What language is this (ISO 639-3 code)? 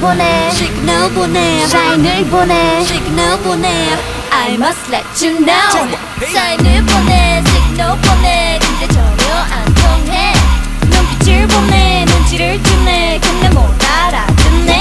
kor